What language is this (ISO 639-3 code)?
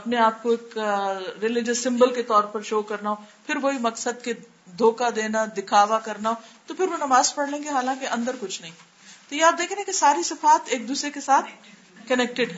urd